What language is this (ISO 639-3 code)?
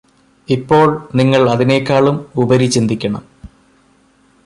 mal